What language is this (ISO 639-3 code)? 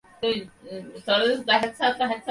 ben